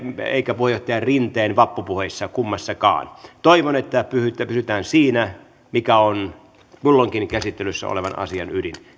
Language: Finnish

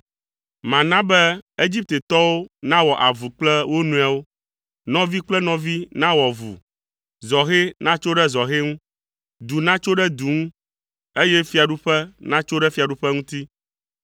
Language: Ewe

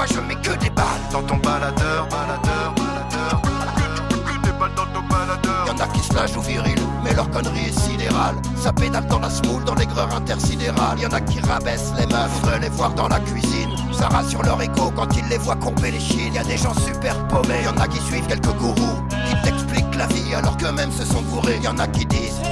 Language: French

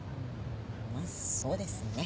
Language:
Japanese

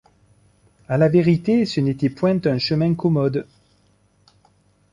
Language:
French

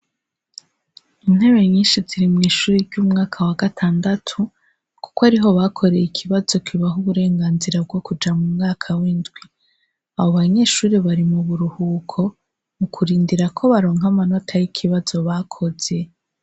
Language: Rundi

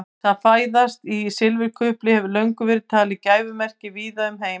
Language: Icelandic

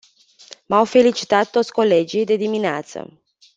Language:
Romanian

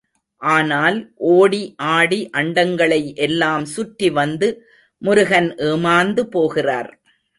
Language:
Tamil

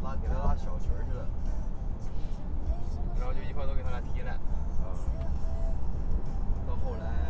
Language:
Chinese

